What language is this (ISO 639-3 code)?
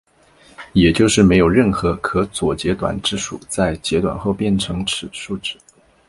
zho